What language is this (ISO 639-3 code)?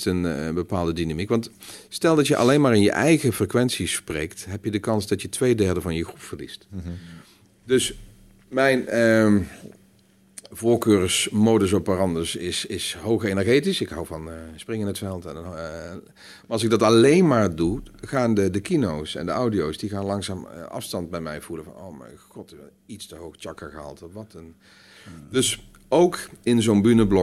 nld